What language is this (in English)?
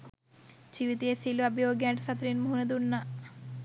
Sinhala